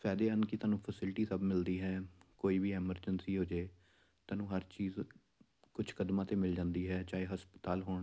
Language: Punjabi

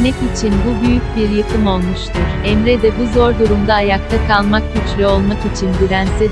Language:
Turkish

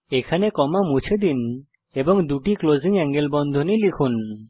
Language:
Bangla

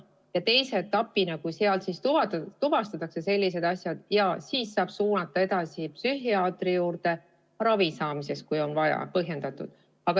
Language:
Estonian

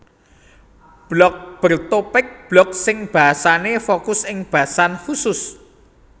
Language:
Javanese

